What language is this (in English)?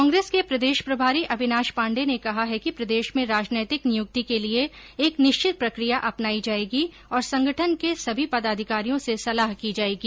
Hindi